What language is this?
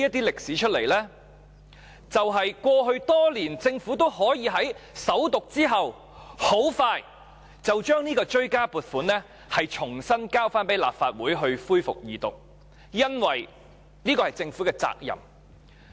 Cantonese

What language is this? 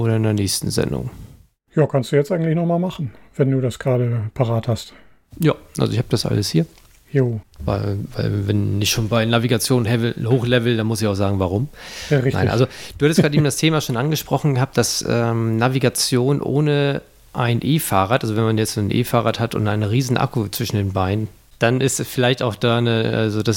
German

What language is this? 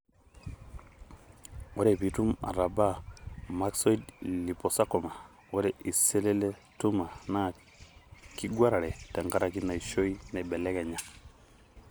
Masai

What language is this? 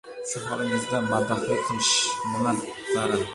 Uzbek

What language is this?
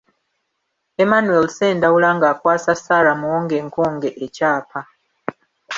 Ganda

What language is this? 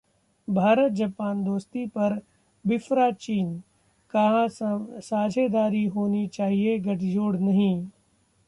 Hindi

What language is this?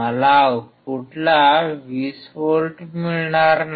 Marathi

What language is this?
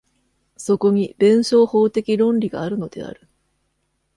Japanese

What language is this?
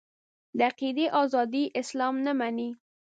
Pashto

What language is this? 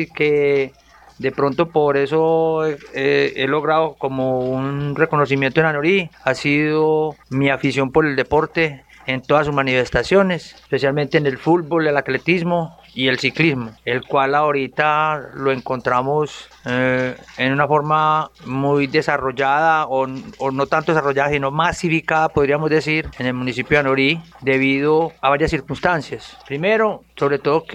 Spanish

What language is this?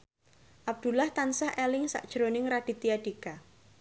Javanese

